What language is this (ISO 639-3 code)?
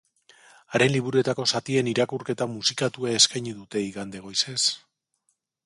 eus